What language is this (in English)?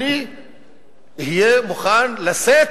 Hebrew